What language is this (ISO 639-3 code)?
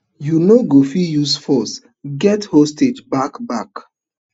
pcm